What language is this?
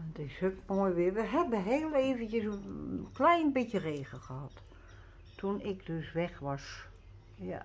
Dutch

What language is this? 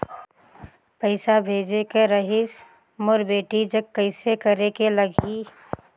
Chhattisgarhi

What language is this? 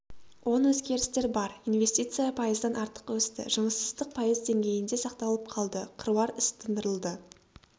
Kazakh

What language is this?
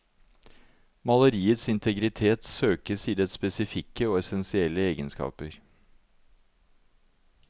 Norwegian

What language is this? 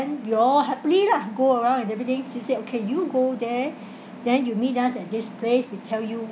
English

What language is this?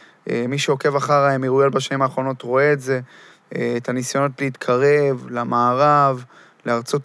Hebrew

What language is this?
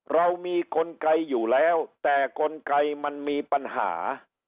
Thai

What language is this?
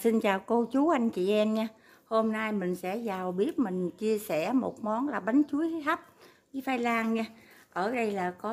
Vietnamese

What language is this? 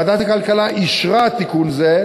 Hebrew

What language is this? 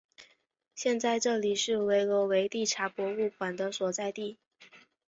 Chinese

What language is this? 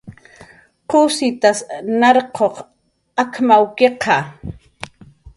Jaqaru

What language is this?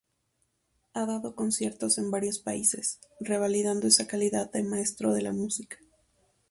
Spanish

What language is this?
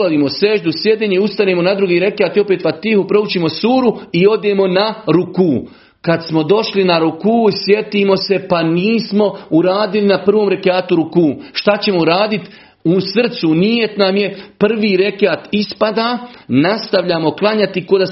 Croatian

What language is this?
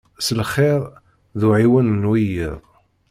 Kabyle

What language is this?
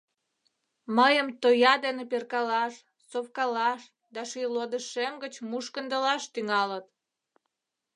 Mari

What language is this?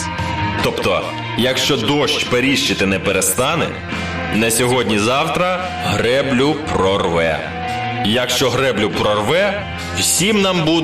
Ukrainian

